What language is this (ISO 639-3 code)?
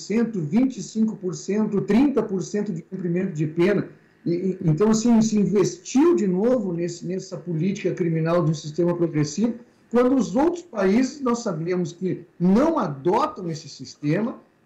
por